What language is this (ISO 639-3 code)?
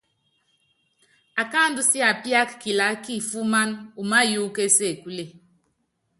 yav